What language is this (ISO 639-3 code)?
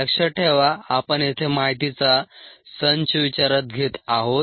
mar